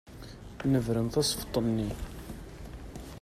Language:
Kabyle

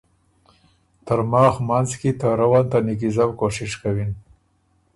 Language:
Ormuri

